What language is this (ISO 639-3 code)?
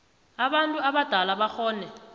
nbl